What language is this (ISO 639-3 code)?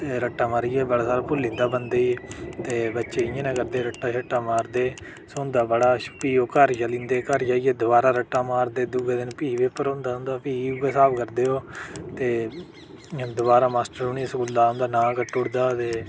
doi